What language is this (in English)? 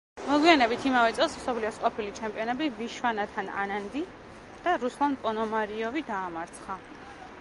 Georgian